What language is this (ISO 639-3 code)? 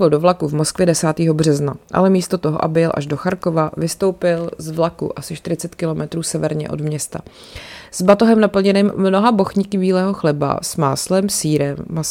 ces